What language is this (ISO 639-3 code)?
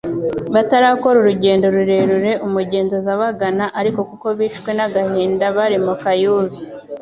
kin